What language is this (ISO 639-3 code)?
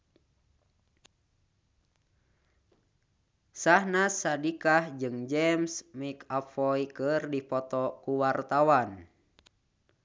sun